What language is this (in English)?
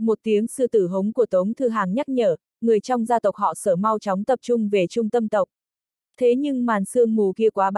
Vietnamese